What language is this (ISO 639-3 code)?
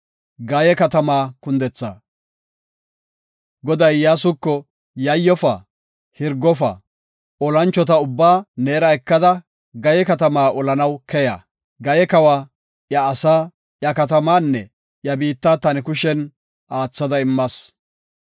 gof